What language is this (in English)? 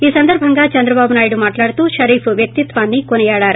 Telugu